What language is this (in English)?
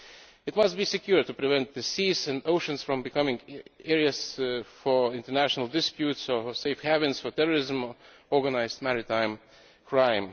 English